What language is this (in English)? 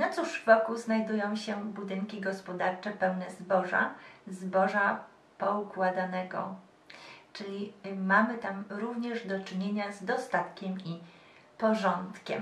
Polish